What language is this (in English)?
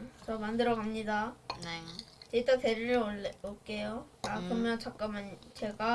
Korean